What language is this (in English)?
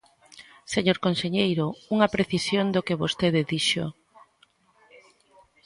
Galician